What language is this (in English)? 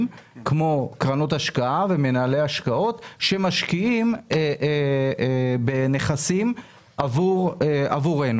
Hebrew